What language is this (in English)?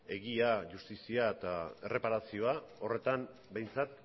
Basque